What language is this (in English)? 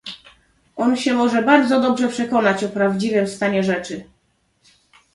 Polish